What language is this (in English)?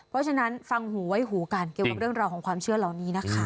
Thai